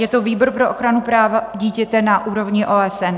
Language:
Czech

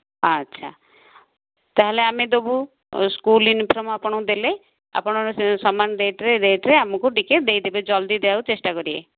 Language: Odia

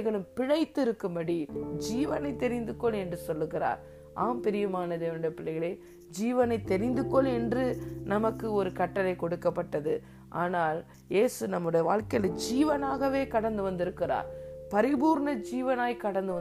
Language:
Tamil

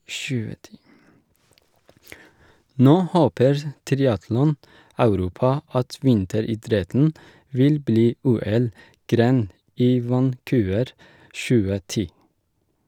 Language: Norwegian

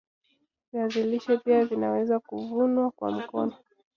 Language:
Swahili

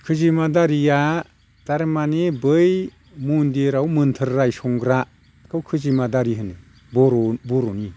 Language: Bodo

